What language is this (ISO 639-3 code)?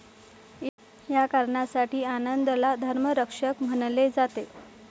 mar